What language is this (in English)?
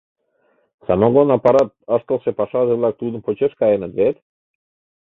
Mari